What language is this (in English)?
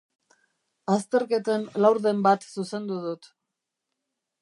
Basque